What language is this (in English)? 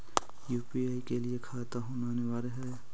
Magahi